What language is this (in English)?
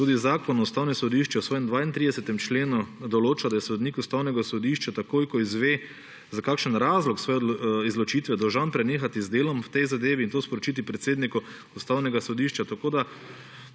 Slovenian